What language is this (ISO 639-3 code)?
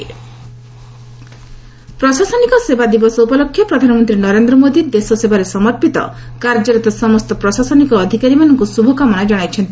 ori